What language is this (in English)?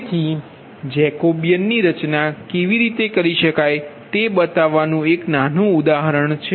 Gujarati